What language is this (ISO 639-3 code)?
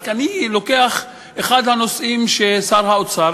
heb